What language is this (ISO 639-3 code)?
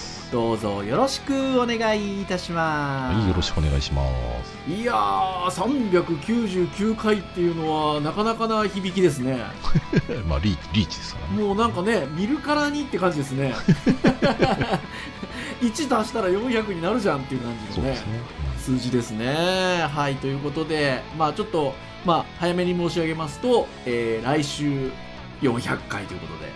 jpn